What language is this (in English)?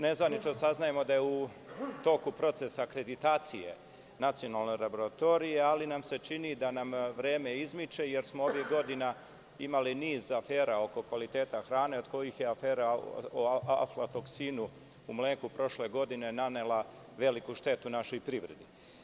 Serbian